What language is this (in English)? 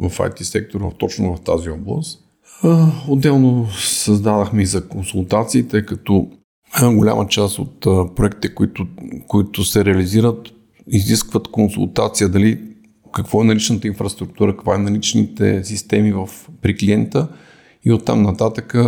Bulgarian